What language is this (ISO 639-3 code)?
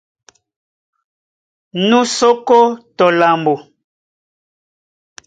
dua